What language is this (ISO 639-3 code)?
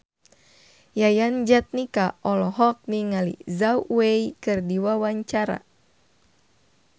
sun